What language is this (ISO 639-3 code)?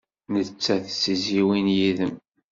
kab